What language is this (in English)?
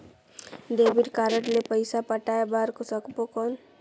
Chhattisgarhi